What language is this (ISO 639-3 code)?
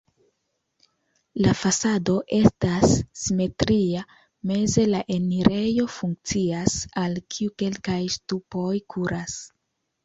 epo